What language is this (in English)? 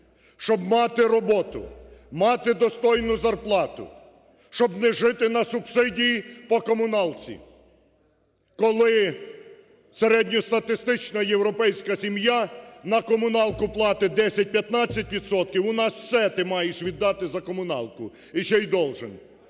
Ukrainian